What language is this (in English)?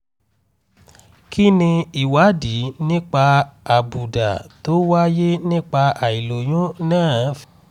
Yoruba